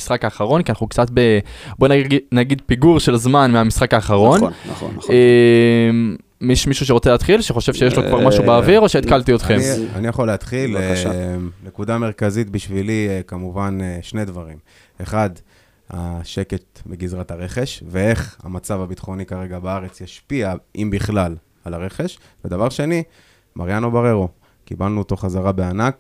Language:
Hebrew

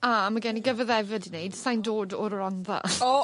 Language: Welsh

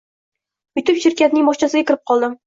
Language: Uzbek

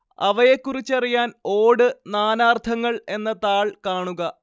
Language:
Malayalam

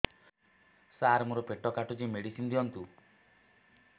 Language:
Odia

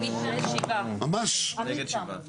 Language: Hebrew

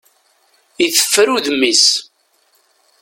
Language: Kabyle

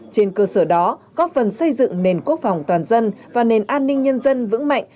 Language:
Vietnamese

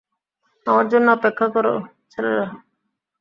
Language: Bangla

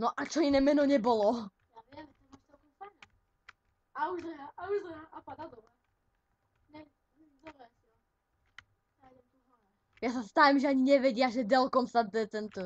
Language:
Slovak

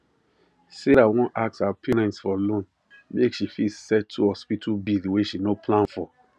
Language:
Nigerian Pidgin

